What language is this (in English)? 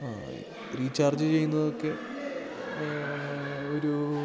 Malayalam